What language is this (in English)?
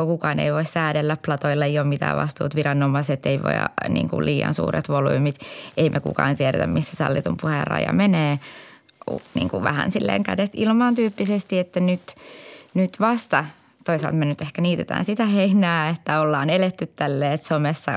Finnish